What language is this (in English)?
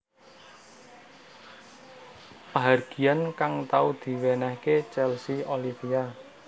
Javanese